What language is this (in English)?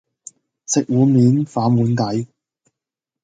Cantonese